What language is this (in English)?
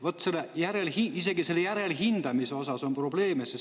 Estonian